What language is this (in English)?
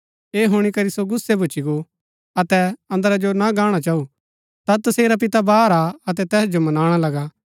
Gaddi